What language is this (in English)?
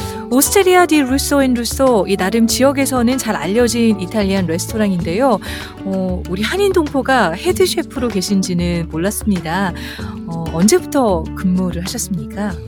Korean